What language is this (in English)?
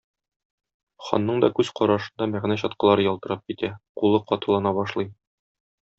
Tatar